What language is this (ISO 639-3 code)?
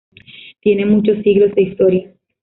spa